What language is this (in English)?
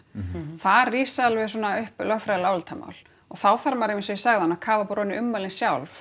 Icelandic